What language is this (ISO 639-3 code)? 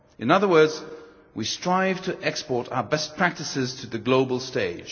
eng